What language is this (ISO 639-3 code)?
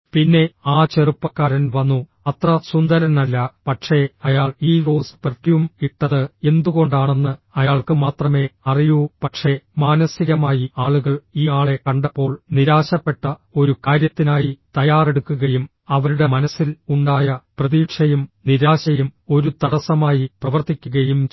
mal